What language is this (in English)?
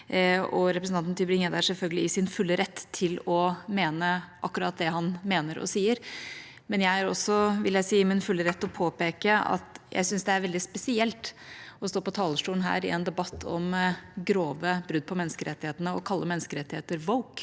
Norwegian